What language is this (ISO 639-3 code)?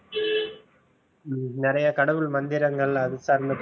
tam